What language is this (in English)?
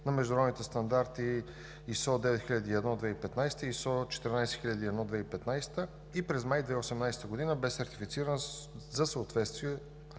Bulgarian